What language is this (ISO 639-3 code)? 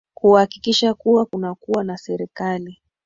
swa